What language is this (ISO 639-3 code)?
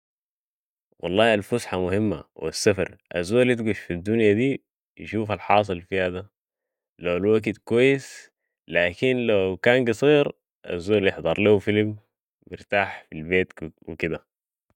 apd